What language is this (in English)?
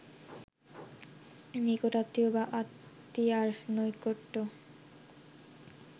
Bangla